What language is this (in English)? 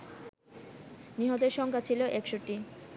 Bangla